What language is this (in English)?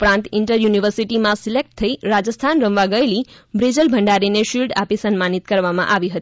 Gujarati